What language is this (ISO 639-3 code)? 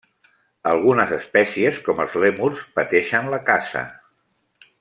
cat